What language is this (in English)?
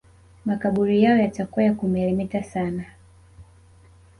Swahili